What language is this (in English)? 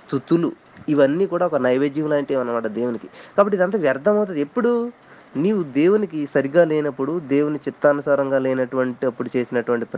Telugu